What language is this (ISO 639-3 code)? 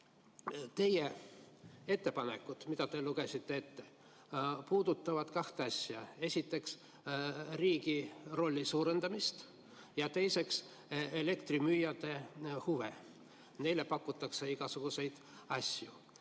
est